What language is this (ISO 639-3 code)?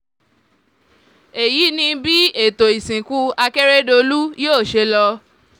yor